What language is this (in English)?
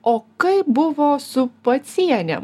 Lithuanian